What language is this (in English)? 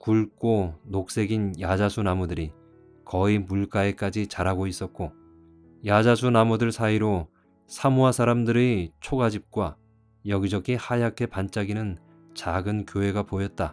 Korean